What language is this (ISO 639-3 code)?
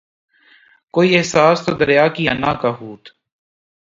urd